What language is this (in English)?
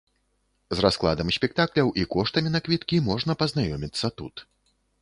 Belarusian